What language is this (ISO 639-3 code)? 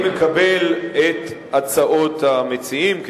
heb